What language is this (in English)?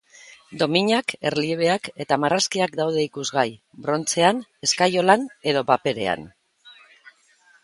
Basque